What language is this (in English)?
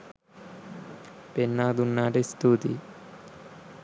Sinhala